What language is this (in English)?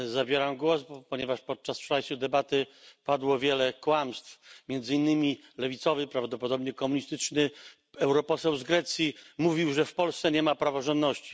Polish